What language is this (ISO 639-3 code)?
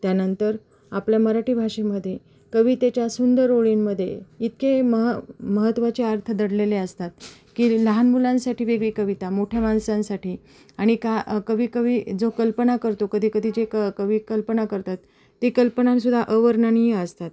mar